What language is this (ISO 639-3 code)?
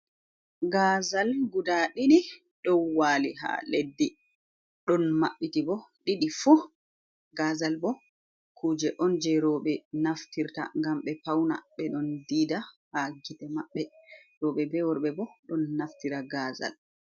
ful